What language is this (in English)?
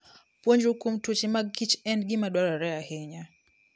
Luo (Kenya and Tanzania)